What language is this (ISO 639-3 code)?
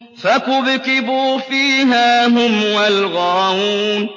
ara